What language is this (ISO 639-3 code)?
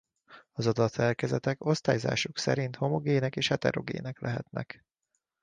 hun